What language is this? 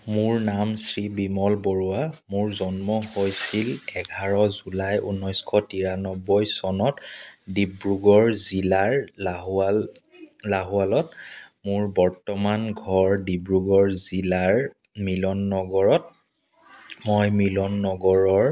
Assamese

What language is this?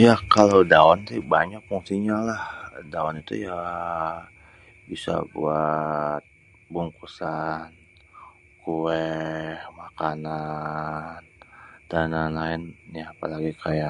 Betawi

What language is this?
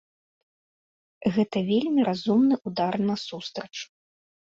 Belarusian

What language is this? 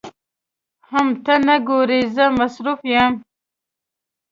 Pashto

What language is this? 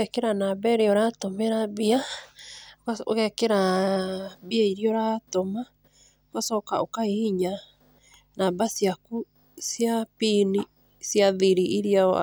Kikuyu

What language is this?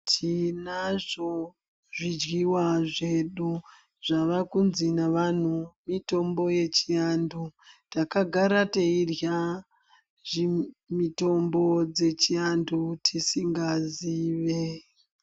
Ndau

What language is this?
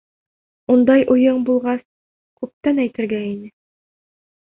Bashkir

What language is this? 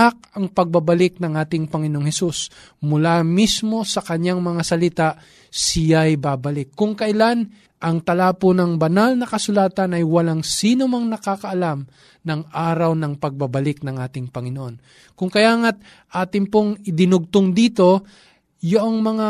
Filipino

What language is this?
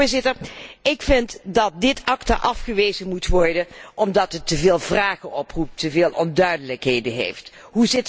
Dutch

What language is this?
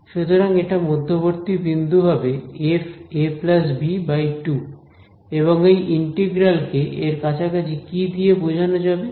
Bangla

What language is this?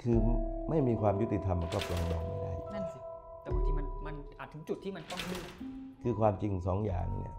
Thai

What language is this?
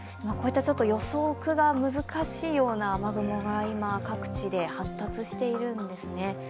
Japanese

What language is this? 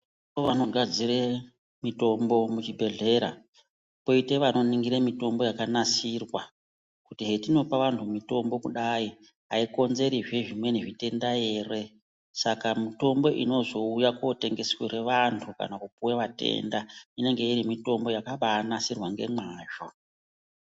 Ndau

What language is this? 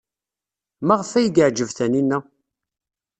Kabyle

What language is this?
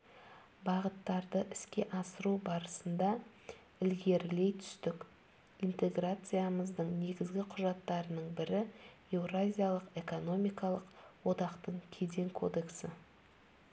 Kazakh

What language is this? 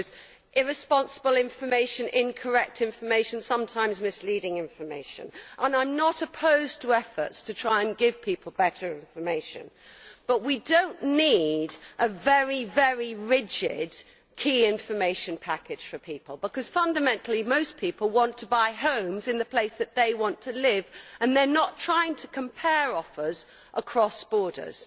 English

